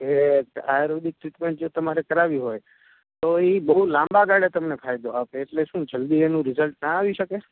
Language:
Gujarati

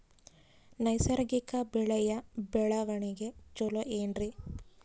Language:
Kannada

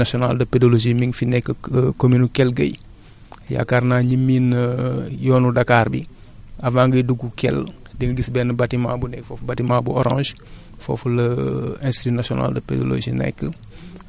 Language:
Wolof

